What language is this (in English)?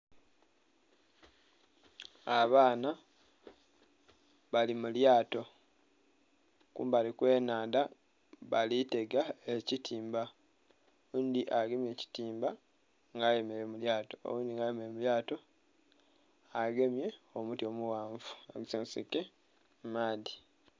Soga